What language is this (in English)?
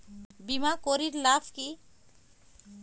Bangla